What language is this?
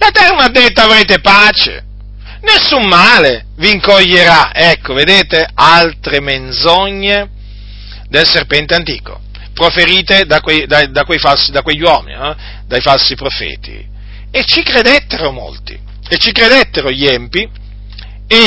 Italian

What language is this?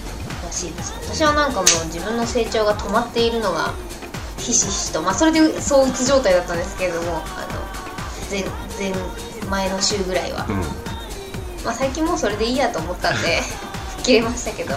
Japanese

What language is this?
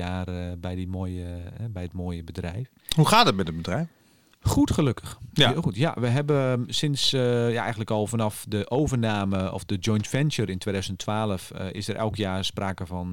Dutch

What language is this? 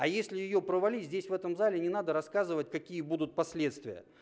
Russian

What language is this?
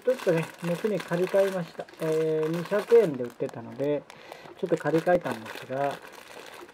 Japanese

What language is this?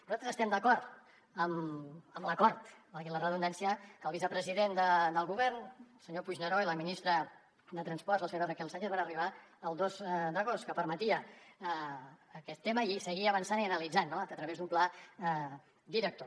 Catalan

